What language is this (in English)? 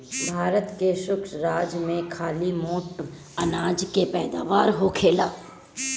Bhojpuri